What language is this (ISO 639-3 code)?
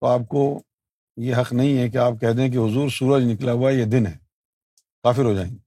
urd